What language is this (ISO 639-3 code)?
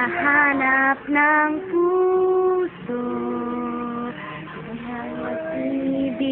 ind